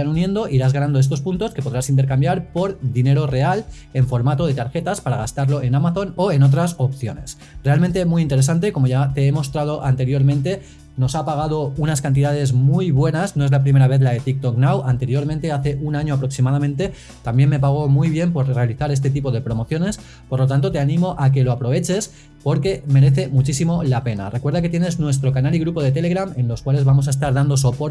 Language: Spanish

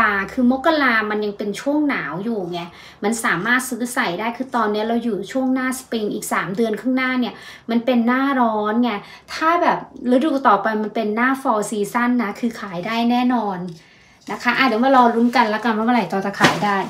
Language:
Thai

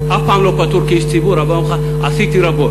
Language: Hebrew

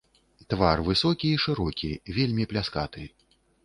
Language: Belarusian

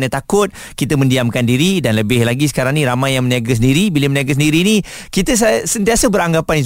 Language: Malay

